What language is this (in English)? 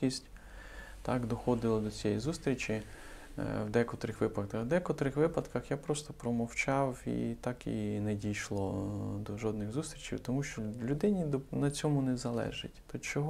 Ukrainian